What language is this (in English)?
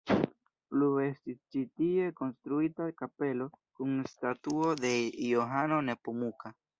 Esperanto